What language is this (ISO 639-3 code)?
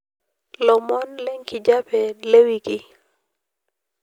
mas